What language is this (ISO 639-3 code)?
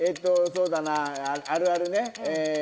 jpn